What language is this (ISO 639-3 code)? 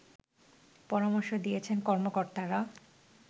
ben